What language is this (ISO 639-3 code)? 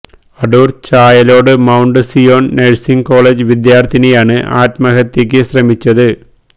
mal